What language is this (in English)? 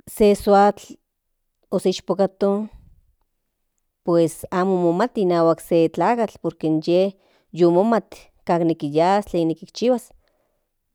Central Nahuatl